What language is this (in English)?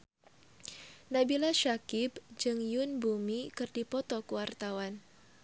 Sundanese